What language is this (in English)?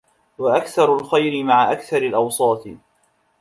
Arabic